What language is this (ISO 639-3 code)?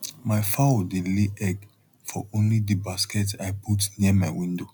pcm